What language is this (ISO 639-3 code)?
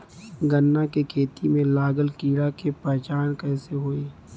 bho